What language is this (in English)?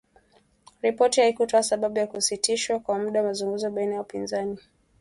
Swahili